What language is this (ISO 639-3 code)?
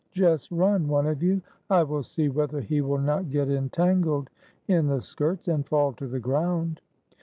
eng